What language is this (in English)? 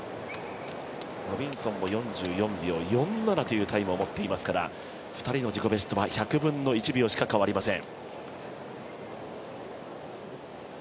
Japanese